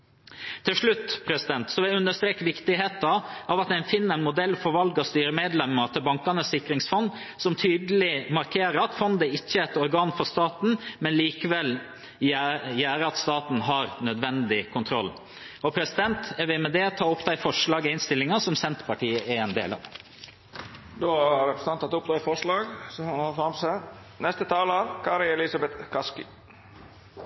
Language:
Norwegian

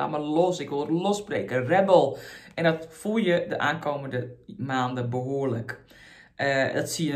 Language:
Dutch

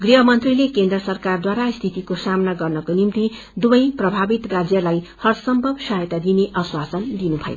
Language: Nepali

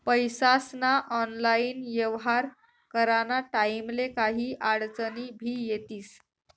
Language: Marathi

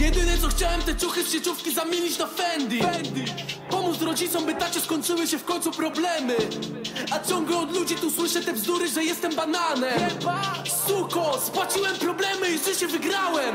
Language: Polish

